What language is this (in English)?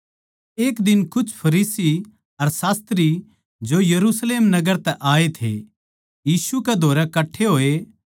Haryanvi